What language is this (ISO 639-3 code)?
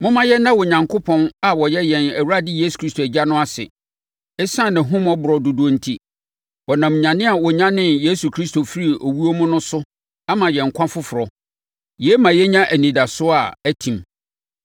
aka